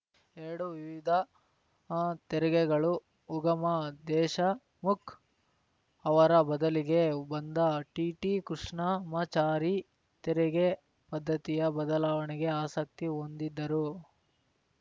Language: Kannada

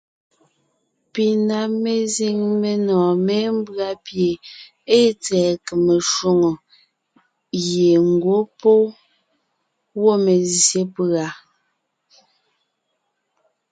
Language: Ngiemboon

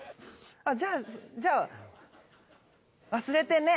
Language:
Japanese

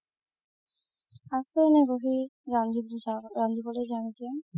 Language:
Assamese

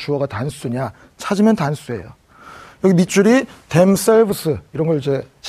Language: Korean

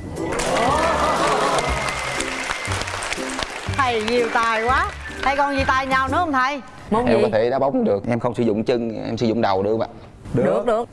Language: Vietnamese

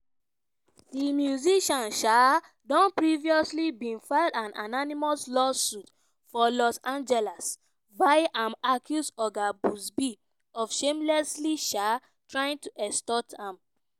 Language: Nigerian Pidgin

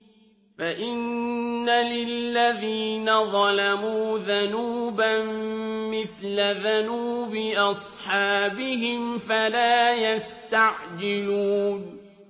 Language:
Arabic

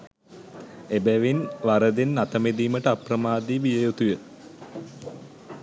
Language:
Sinhala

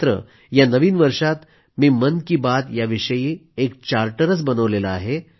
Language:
Marathi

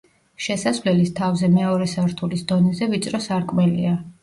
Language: Georgian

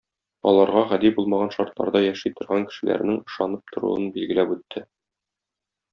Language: Tatar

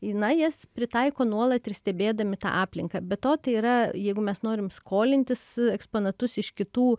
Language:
Lithuanian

